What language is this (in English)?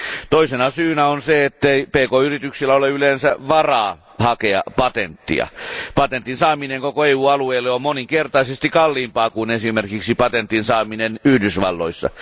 Finnish